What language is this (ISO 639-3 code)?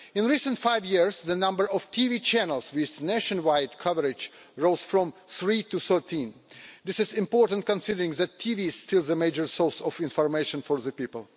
eng